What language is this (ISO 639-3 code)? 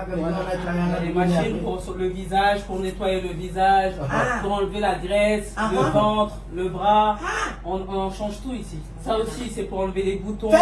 fra